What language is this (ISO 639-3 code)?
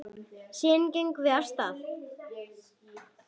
isl